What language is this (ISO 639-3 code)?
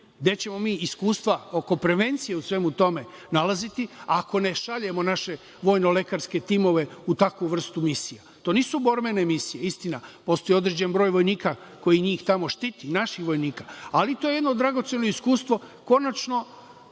srp